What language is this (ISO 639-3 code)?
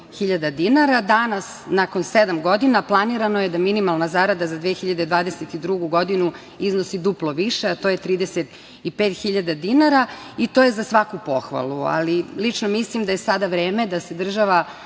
srp